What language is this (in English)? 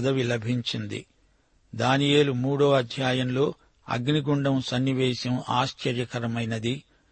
Telugu